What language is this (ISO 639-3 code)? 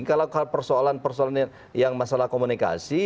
ind